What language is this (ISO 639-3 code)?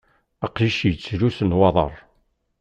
kab